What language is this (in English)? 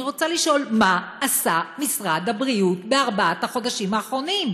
Hebrew